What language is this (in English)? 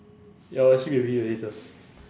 English